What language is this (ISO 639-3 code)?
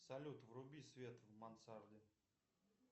rus